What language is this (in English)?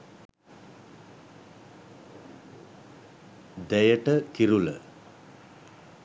Sinhala